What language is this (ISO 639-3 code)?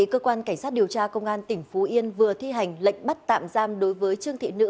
vie